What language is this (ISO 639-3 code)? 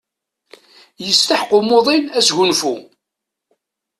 kab